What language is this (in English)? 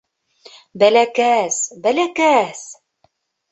Bashkir